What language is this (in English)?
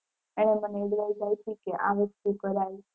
Gujarati